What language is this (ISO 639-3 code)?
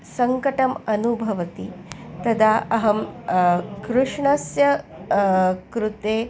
san